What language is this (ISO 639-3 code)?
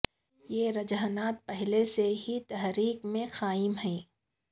urd